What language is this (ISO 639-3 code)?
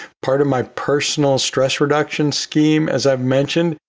eng